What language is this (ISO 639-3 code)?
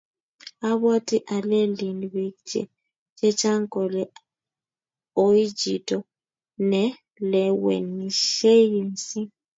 kln